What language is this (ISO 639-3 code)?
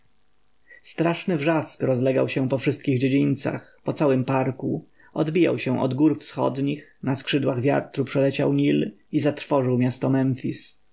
pol